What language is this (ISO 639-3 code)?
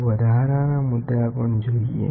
guj